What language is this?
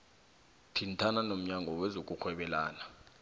South Ndebele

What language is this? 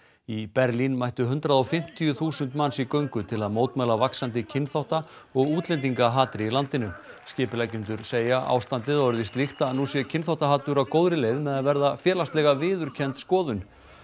Icelandic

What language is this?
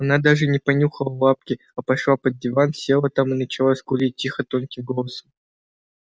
Russian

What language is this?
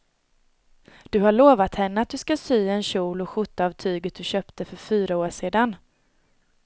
Swedish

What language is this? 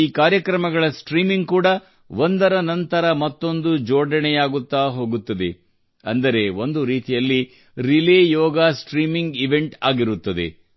Kannada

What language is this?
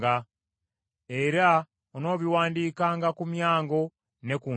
Ganda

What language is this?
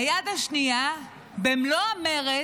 Hebrew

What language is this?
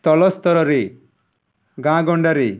Odia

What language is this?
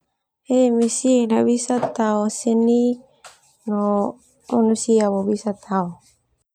Termanu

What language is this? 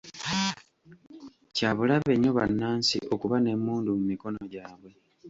Ganda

